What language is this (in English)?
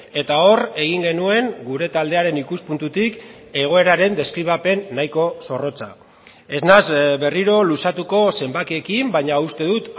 Basque